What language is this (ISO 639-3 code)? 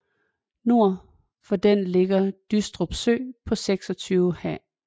dan